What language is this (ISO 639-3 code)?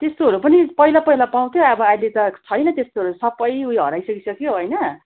nep